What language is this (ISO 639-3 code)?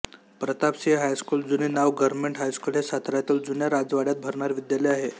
mar